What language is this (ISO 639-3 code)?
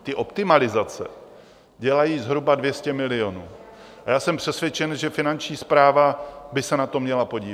ces